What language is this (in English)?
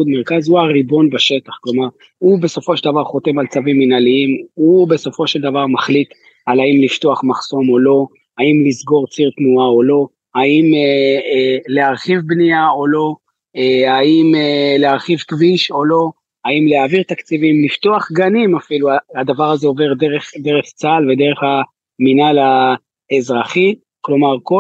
Hebrew